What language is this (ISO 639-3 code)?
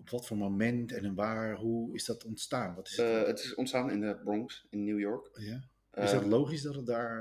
nld